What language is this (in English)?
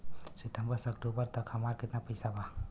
Bhojpuri